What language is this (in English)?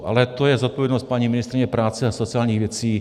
Czech